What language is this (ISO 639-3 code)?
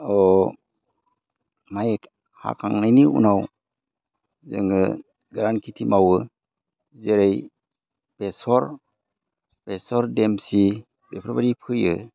brx